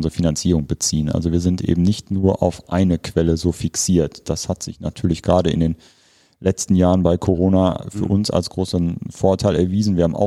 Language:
German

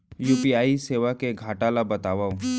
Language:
Chhattisgarhi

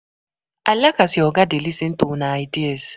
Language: Nigerian Pidgin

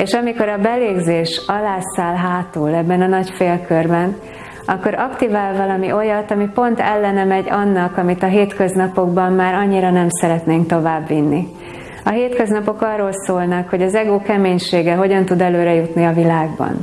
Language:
Hungarian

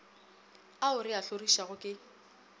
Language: Northern Sotho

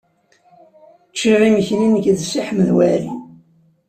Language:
Kabyle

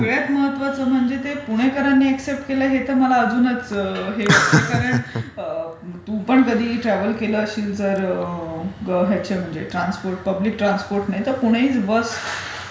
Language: Marathi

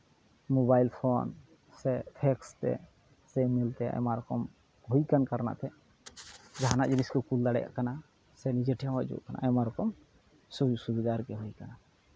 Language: Santali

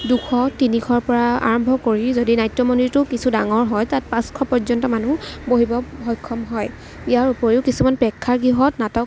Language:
Assamese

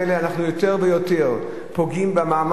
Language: Hebrew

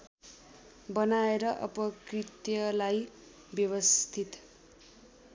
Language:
Nepali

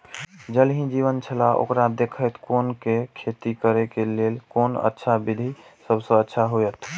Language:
Maithili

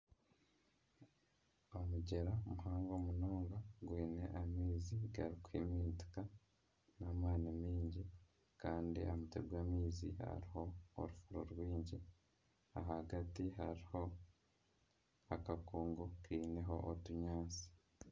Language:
Nyankole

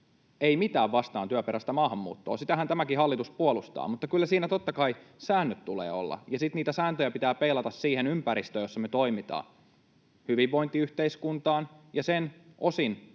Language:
Finnish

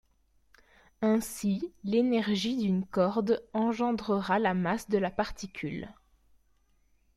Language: French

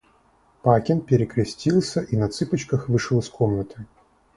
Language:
Russian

